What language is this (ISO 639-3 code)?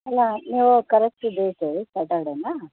kan